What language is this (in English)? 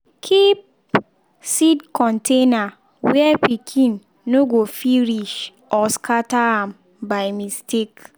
Nigerian Pidgin